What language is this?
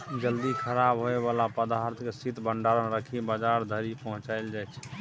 Maithili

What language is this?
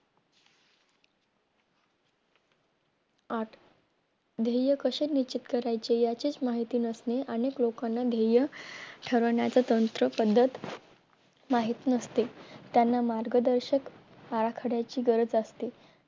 Marathi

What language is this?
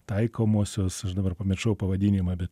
Lithuanian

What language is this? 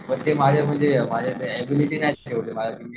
Marathi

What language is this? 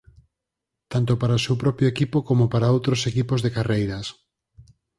Galician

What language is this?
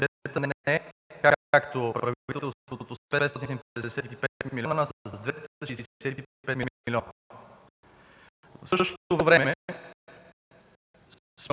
Bulgarian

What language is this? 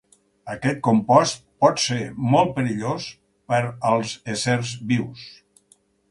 Catalan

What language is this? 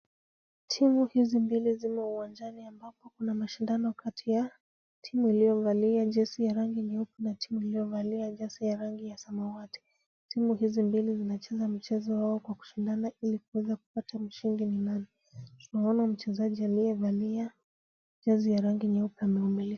Swahili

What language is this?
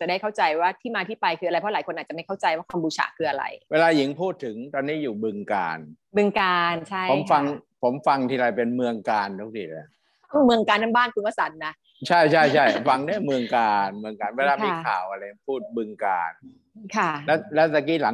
Thai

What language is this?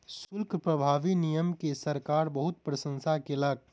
Maithili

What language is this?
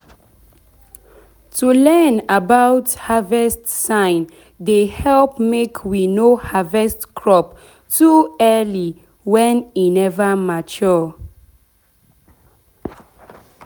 Nigerian Pidgin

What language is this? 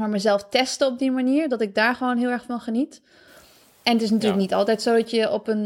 Dutch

